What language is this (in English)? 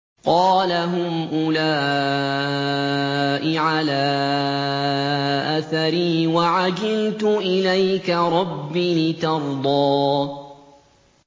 Arabic